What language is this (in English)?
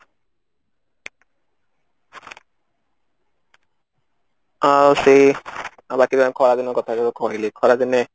Odia